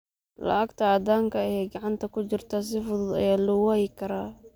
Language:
Somali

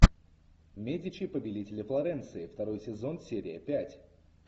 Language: Russian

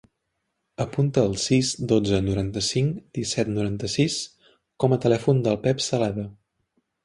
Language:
Catalan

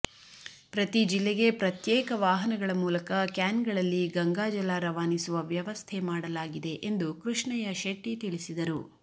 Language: Kannada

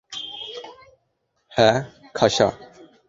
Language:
Bangla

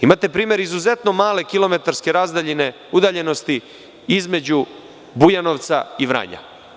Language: Serbian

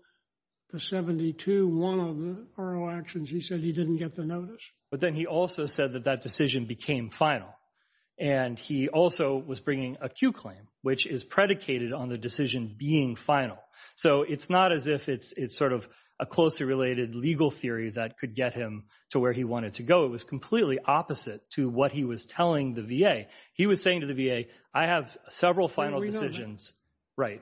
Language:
English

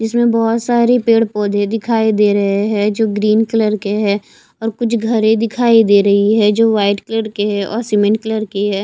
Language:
Hindi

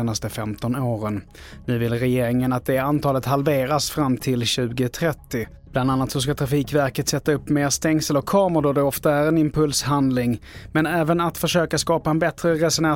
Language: Swedish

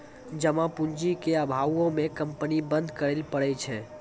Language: Maithili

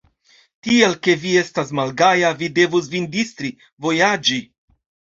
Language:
Esperanto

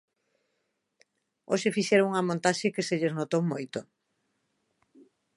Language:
Galician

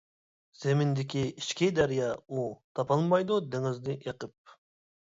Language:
Uyghur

